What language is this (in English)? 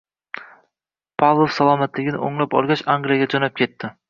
Uzbek